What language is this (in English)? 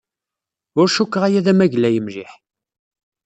Kabyle